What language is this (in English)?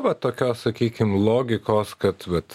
Lithuanian